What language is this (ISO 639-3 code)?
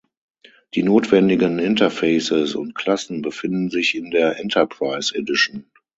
deu